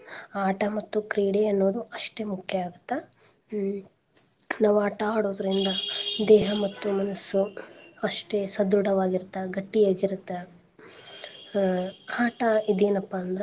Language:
Kannada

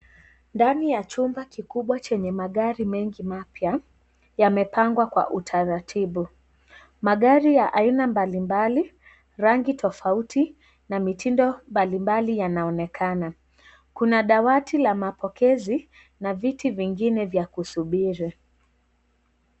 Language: Swahili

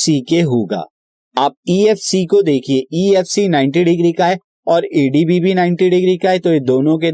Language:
Hindi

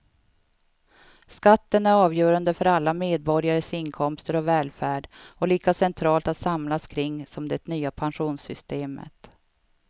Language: Swedish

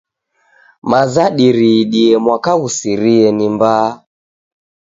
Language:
Taita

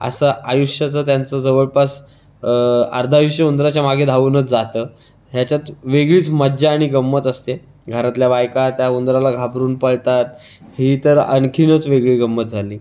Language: Marathi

